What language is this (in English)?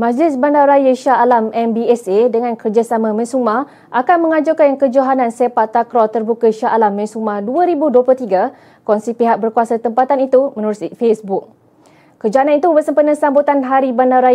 Malay